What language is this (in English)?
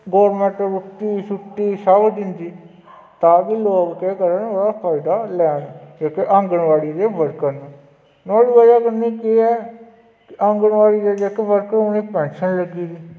Dogri